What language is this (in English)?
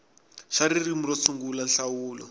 Tsonga